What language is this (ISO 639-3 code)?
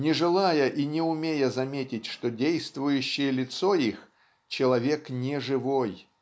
rus